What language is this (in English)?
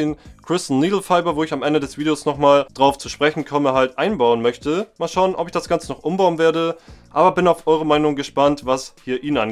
German